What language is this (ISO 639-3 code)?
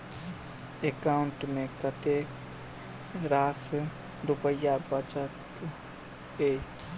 mai